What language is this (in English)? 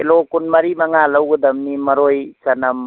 Manipuri